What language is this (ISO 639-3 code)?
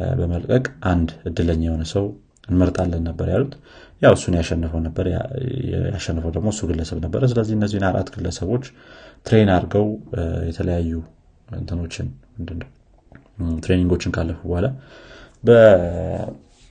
amh